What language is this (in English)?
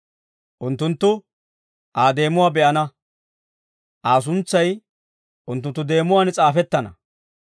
Dawro